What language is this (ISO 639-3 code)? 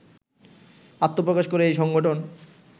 ben